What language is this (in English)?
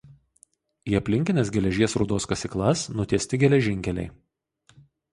Lithuanian